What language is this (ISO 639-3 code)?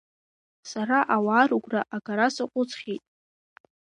abk